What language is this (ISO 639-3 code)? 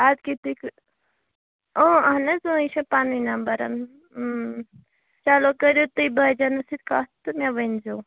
kas